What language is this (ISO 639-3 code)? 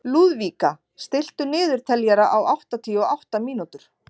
isl